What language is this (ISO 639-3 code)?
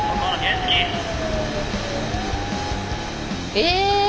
jpn